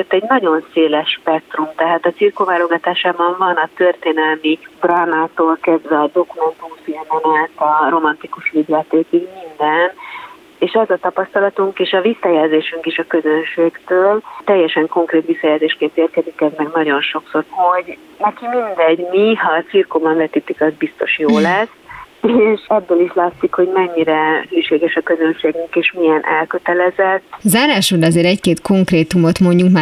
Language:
Hungarian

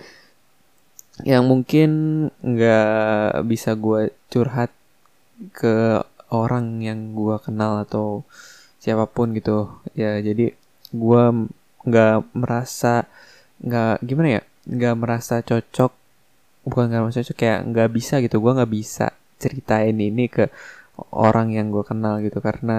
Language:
Indonesian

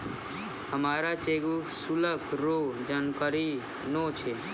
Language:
Maithili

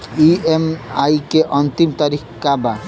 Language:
Bhojpuri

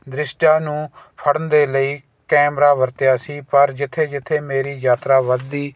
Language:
Punjabi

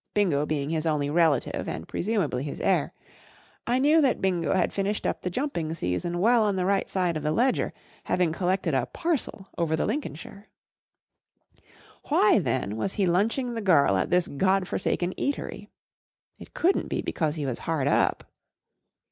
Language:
English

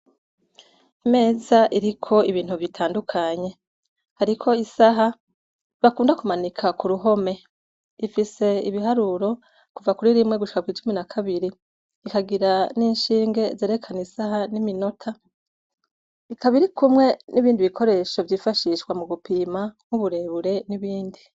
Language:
Rundi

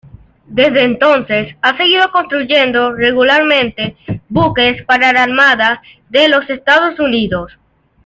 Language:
Spanish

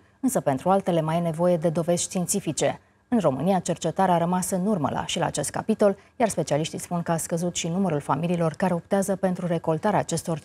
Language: Romanian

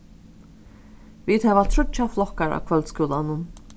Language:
Faroese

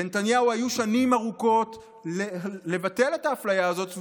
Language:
Hebrew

